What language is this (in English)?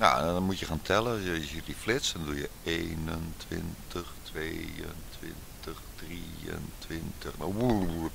Dutch